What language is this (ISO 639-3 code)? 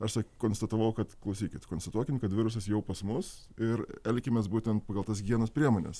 lit